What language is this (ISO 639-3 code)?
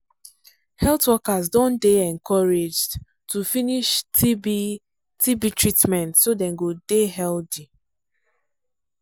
pcm